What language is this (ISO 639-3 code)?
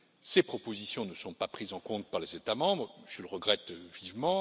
fra